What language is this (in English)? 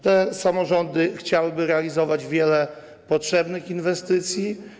Polish